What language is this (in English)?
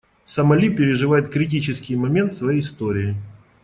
Russian